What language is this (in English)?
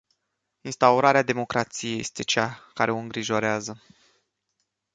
Romanian